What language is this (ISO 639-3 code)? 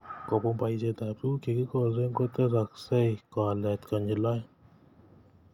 kln